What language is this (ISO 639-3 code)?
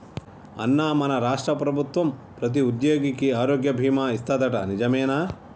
tel